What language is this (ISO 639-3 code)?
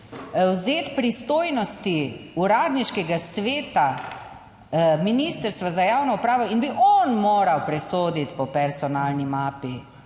slv